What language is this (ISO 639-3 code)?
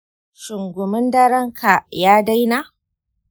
hau